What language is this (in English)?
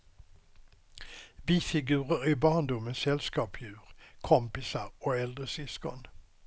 Swedish